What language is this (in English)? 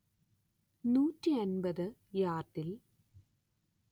Malayalam